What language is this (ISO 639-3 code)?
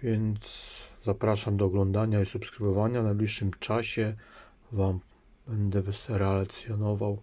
pol